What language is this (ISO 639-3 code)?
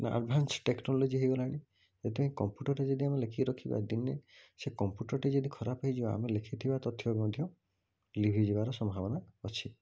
ori